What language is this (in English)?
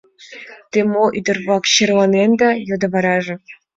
Mari